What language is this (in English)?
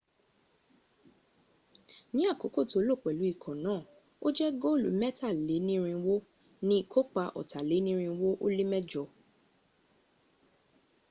Yoruba